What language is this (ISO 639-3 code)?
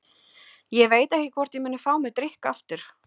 isl